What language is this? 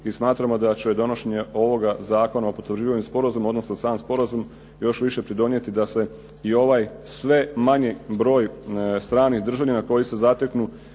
Croatian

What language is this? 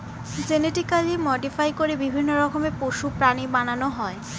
Bangla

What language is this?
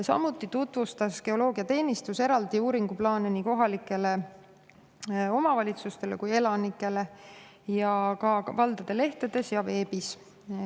Estonian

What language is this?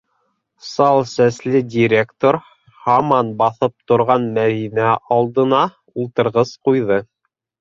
Bashkir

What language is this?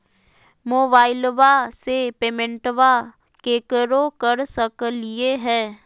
Magahi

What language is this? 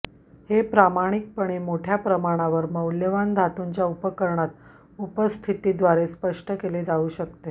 Marathi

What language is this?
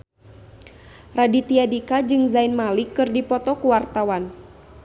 Sundanese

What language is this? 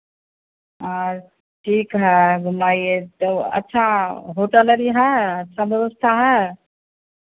Hindi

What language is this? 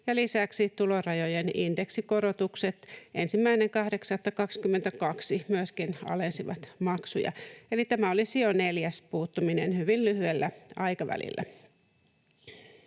Finnish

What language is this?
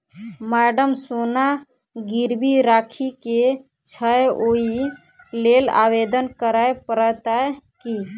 Maithili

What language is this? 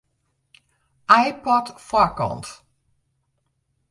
Western Frisian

